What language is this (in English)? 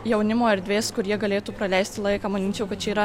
Lithuanian